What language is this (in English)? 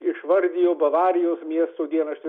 Lithuanian